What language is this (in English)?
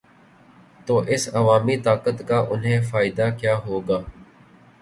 Urdu